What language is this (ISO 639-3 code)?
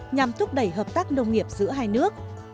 vie